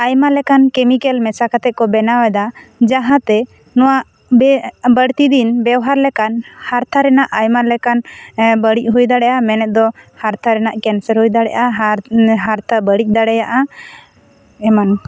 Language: Santali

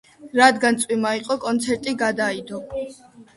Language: Georgian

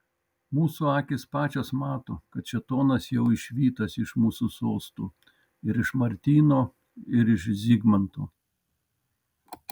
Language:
Lithuanian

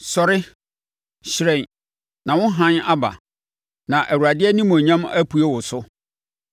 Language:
Akan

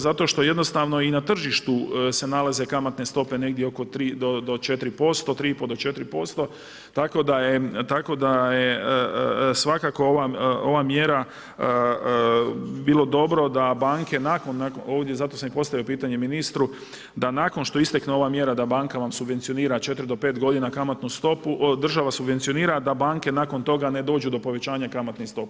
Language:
Croatian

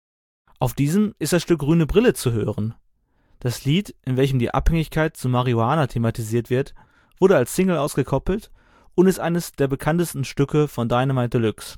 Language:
German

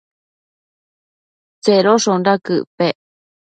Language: Matsés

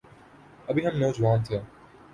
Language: Urdu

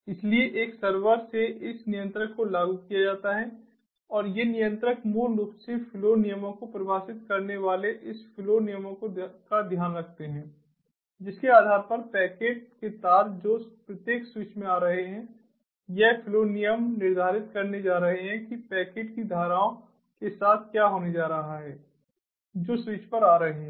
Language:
Hindi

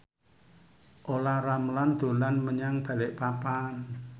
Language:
Javanese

